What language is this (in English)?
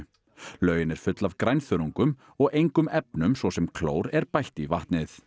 Icelandic